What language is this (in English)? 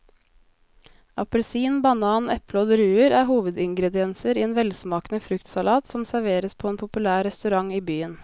Norwegian